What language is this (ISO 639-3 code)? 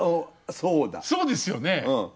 jpn